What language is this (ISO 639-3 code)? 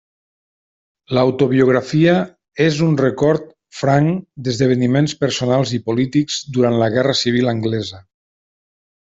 cat